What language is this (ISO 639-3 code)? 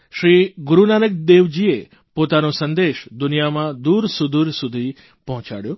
guj